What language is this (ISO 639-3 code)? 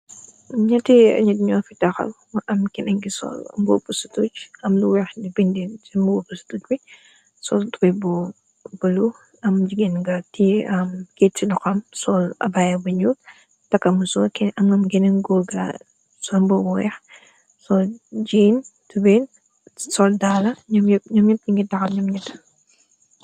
wol